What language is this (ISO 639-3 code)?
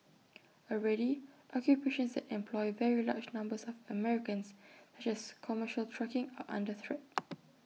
eng